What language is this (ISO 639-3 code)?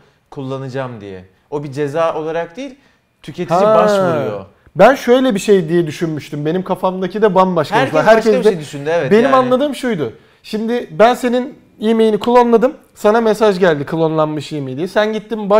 tur